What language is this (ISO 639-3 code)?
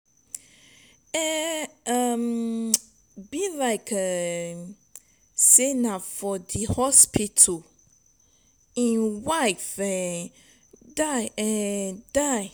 pcm